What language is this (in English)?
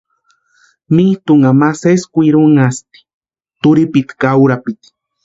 Western Highland Purepecha